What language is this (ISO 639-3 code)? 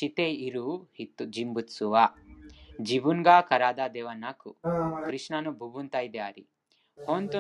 jpn